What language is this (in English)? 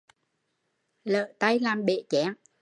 Vietnamese